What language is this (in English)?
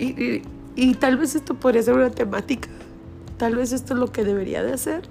Spanish